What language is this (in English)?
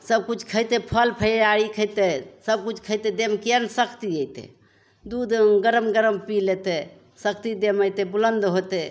Maithili